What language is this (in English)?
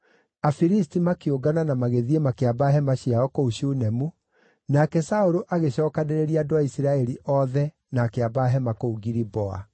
Kikuyu